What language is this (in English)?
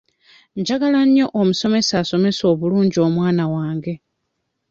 Ganda